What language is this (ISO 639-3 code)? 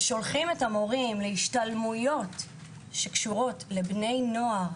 heb